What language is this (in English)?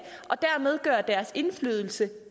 Danish